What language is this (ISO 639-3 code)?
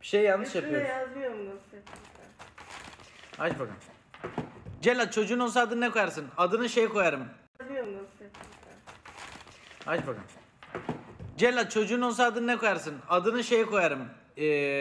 tur